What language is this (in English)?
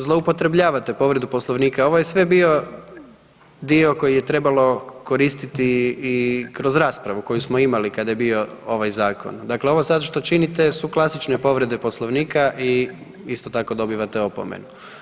Croatian